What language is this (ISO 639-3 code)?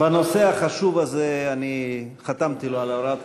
heb